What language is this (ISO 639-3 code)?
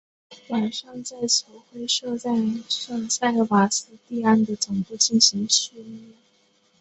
zho